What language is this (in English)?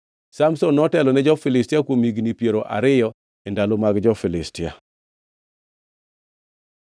Luo (Kenya and Tanzania)